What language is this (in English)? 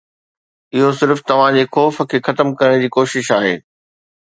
Sindhi